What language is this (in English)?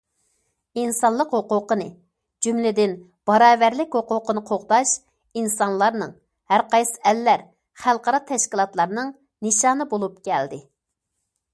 Uyghur